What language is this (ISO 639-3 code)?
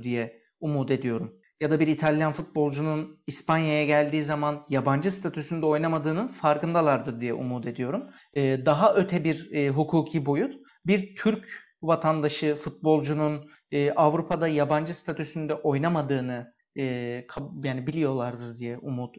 tur